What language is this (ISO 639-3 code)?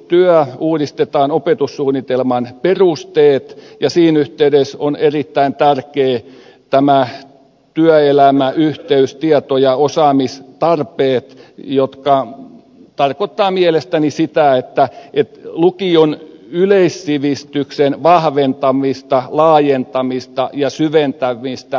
fin